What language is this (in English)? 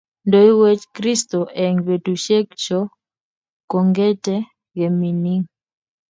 Kalenjin